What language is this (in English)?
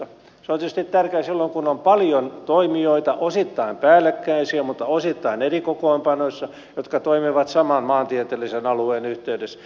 Finnish